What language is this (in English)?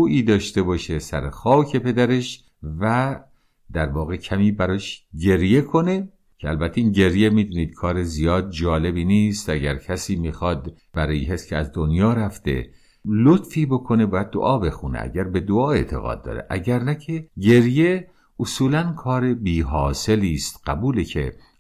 Persian